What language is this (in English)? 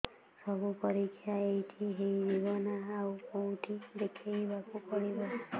Odia